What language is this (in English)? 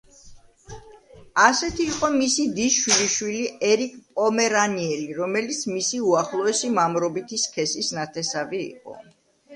Georgian